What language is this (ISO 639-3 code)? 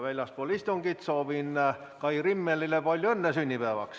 est